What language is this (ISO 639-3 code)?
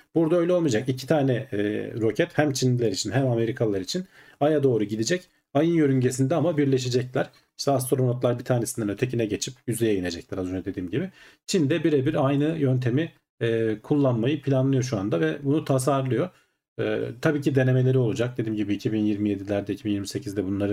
tur